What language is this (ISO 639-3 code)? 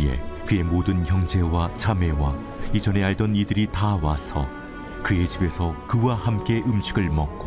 kor